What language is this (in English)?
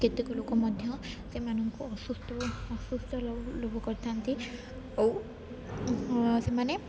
Odia